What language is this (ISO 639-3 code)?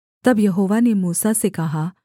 hin